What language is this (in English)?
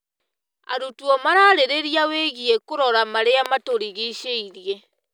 Kikuyu